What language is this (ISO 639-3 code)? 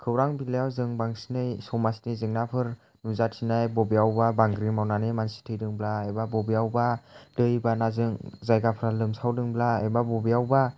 brx